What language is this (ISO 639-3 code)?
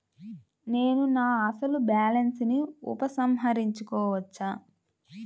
tel